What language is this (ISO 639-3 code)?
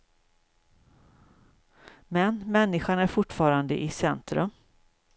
swe